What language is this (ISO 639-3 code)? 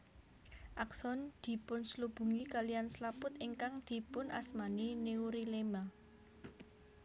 jav